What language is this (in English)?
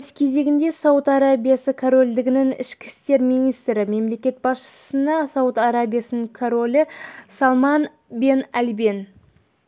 Kazakh